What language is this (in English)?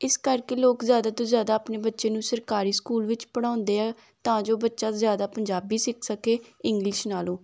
Punjabi